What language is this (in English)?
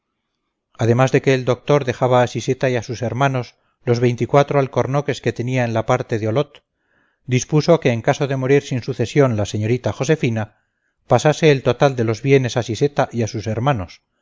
Spanish